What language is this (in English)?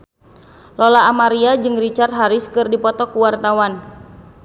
Sundanese